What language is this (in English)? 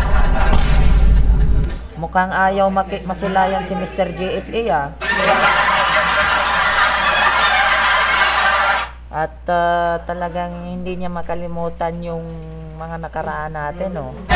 Filipino